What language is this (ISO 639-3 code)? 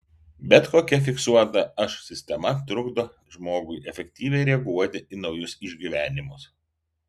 lit